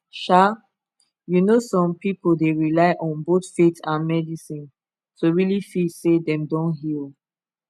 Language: Nigerian Pidgin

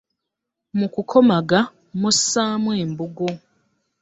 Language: Ganda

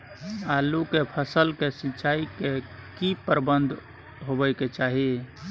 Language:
Maithili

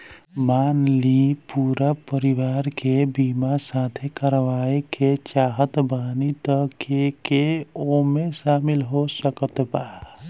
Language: Bhojpuri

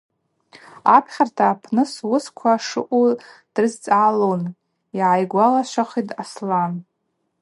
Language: Abaza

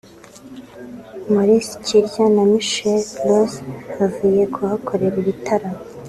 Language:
Kinyarwanda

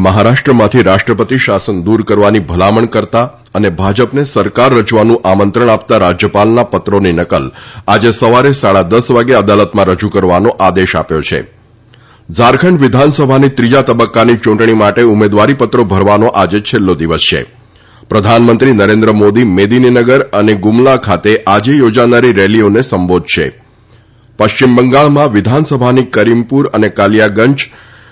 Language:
Gujarati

